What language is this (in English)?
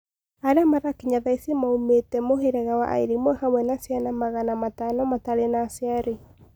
Kikuyu